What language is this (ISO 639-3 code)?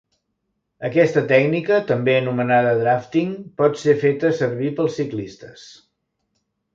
cat